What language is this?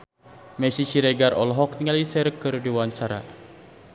Sundanese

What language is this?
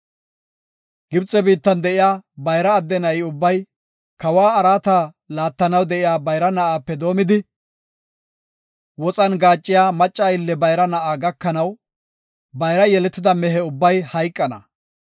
Gofa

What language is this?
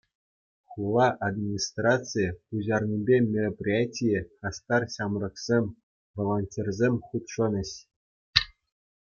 Chuvash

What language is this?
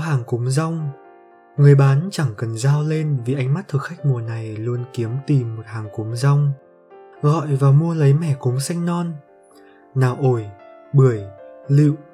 Vietnamese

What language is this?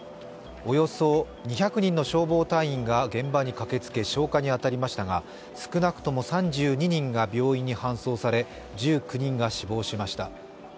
Japanese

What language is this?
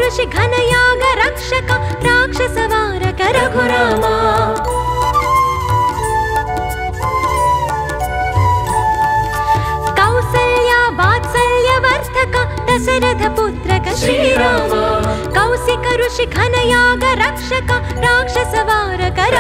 Hindi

